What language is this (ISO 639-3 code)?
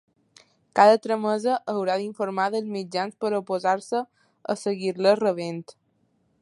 cat